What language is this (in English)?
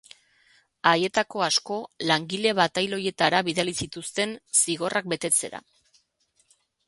Basque